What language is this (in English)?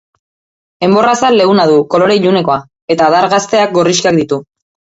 Basque